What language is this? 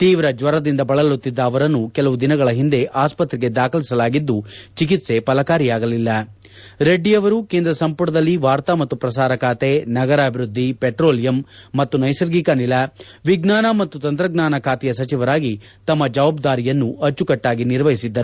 Kannada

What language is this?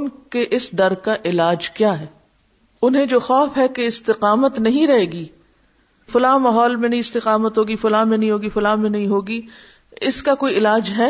Urdu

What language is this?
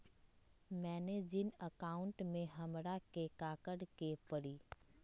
Magahi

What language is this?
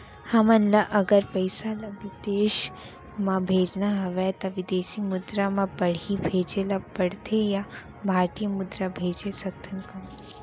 Chhattisgarhi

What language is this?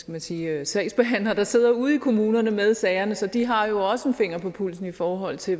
Danish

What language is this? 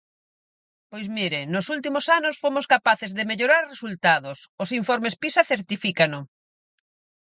Galician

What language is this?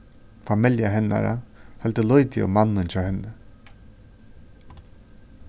Faroese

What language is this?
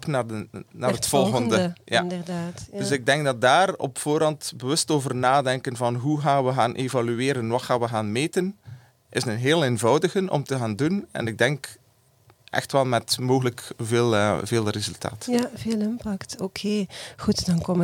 Dutch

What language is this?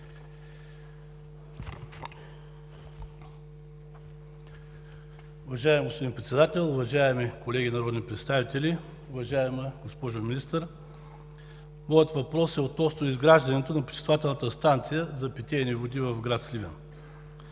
Bulgarian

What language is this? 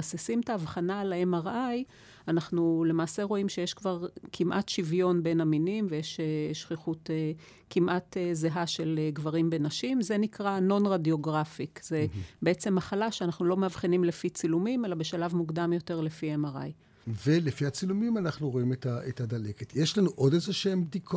Hebrew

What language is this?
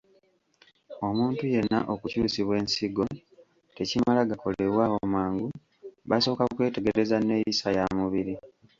Ganda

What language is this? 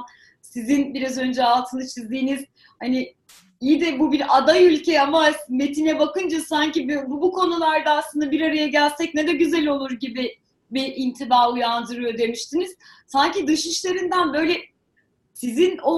Turkish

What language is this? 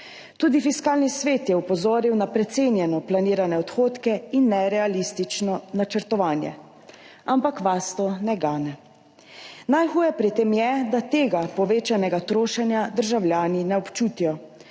Slovenian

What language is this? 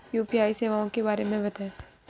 Hindi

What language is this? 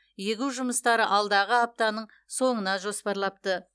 Kazakh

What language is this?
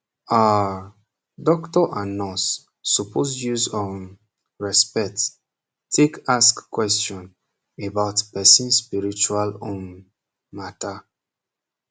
Nigerian Pidgin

